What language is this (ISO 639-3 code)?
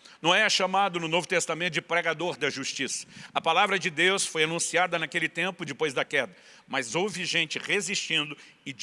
por